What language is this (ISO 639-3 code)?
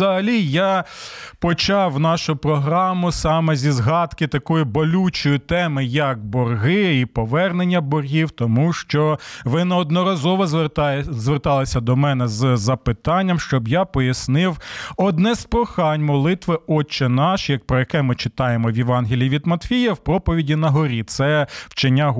ukr